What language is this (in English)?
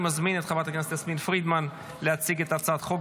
Hebrew